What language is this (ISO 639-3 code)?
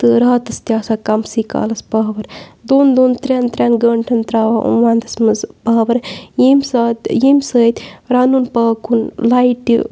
kas